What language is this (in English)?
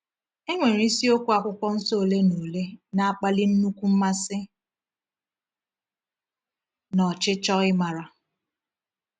Igbo